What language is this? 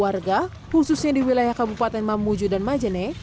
Indonesian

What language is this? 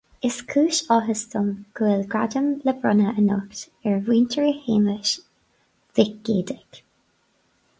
Irish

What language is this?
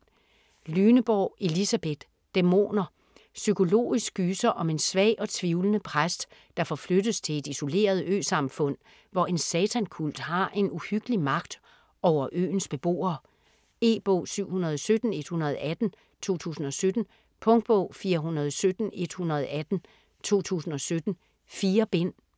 Danish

